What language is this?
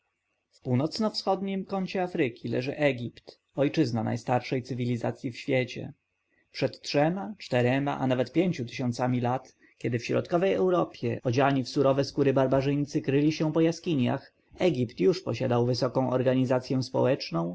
Polish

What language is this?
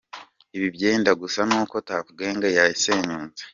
Kinyarwanda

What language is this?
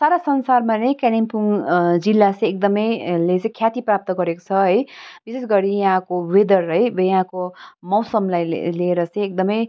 Nepali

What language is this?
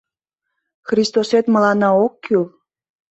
Mari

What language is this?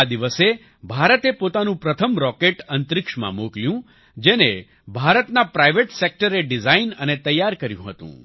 Gujarati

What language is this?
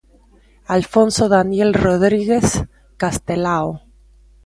Galician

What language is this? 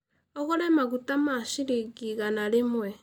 Kikuyu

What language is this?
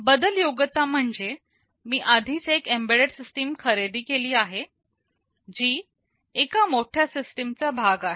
Marathi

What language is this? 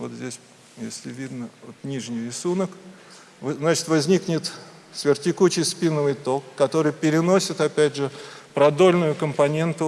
Russian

